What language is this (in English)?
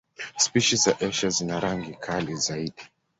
Swahili